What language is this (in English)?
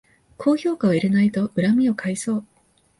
Japanese